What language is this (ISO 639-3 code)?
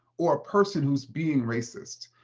eng